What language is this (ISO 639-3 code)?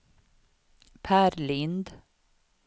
swe